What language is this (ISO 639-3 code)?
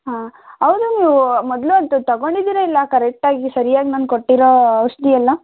kan